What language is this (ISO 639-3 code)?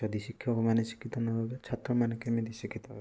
ori